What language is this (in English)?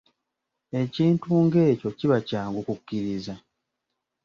Ganda